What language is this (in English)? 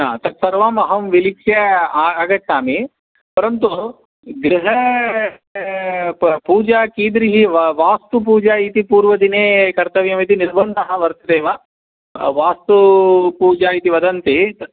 Sanskrit